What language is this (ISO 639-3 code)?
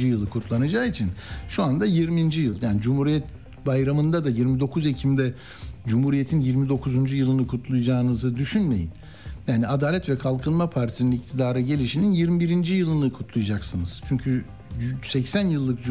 tur